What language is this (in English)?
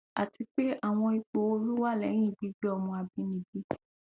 Yoruba